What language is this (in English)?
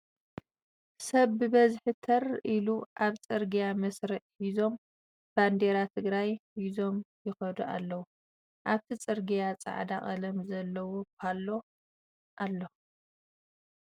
Tigrinya